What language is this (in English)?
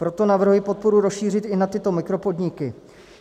Czech